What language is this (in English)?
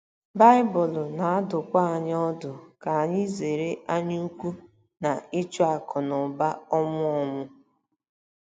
Igbo